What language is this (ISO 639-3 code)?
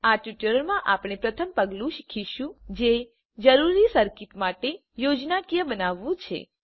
guj